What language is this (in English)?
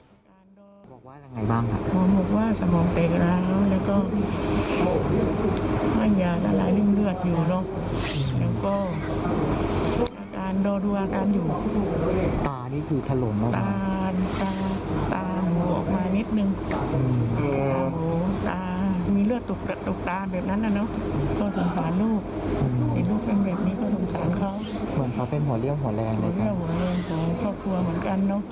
Thai